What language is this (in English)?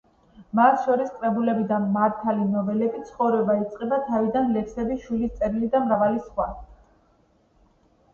Georgian